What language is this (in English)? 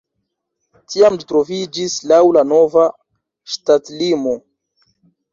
Esperanto